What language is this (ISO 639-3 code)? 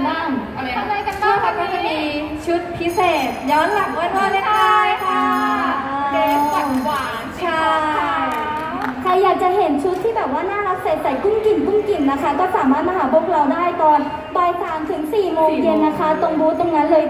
tha